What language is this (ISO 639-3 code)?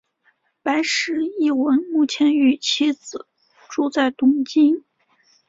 zho